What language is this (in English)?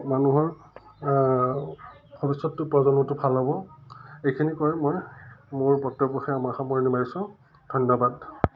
Assamese